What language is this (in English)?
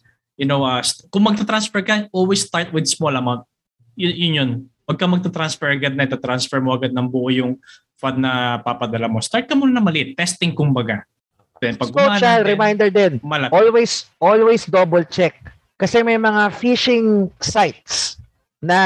Filipino